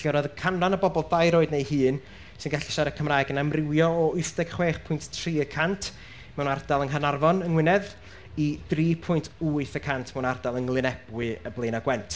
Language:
Welsh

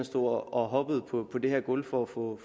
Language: Danish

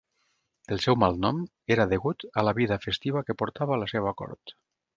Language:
Catalan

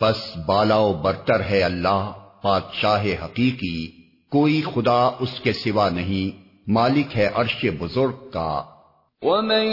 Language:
Urdu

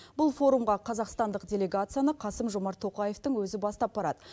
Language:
Kazakh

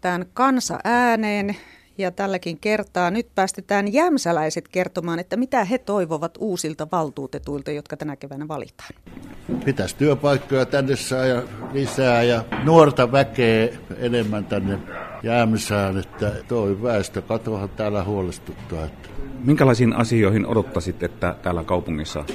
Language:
Finnish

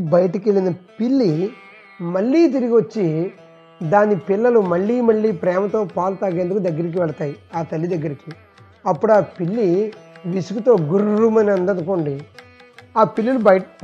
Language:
Telugu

